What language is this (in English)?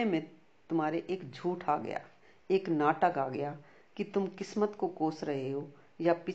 Hindi